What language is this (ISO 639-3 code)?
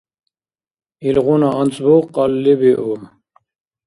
dar